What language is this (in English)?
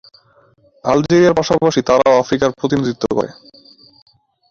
Bangla